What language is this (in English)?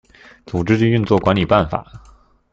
Chinese